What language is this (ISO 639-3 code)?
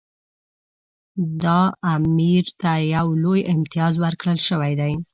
pus